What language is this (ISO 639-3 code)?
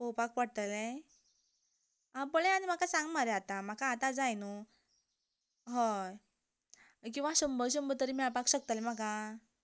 kok